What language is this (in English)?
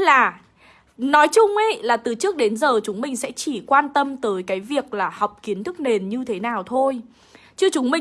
Vietnamese